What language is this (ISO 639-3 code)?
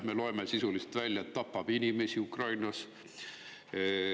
est